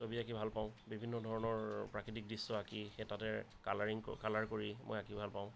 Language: Assamese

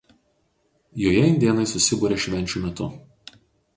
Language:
Lithuanian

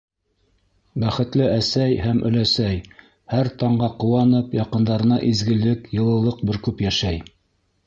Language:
Bashkir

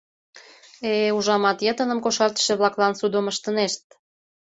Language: Mari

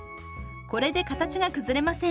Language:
Japanese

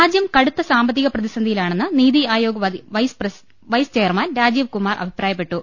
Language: Malayalam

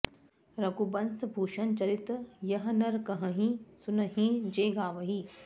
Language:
Sanskrit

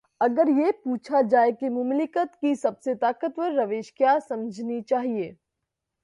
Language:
Urdu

